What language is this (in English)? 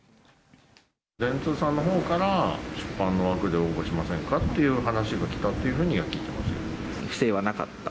Japanese